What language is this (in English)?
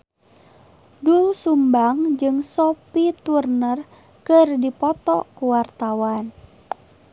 Sundanese